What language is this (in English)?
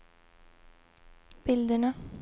Swedish